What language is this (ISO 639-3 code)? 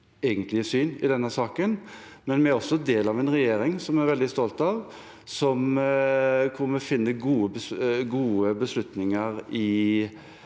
nor